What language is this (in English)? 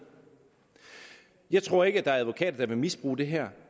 Danish